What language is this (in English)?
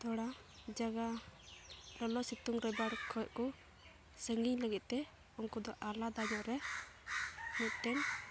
Santali